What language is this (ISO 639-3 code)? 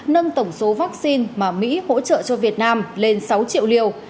vie